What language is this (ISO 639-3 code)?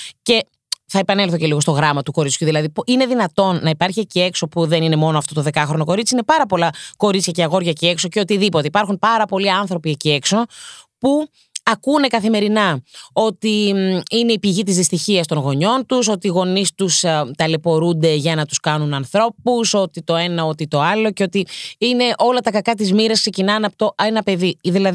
ell